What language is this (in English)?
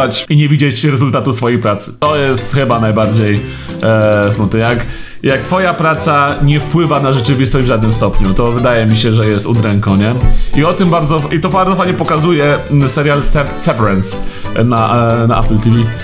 Polish